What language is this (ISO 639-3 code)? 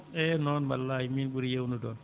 ful